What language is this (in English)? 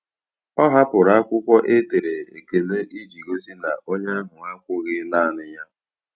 Igbo